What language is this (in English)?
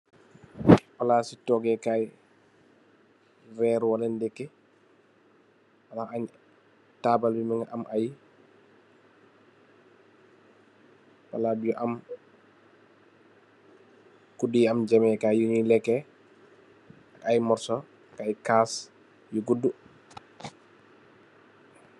Wolof